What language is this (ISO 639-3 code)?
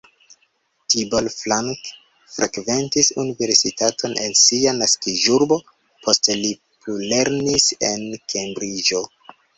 epo